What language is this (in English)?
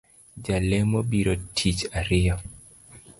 Luo (Kenya and Tanzania)